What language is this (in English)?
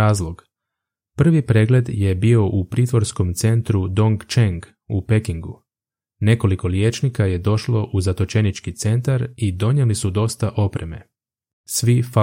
Croatian